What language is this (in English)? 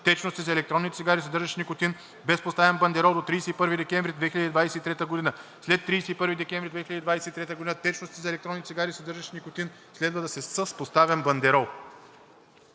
Bulgarian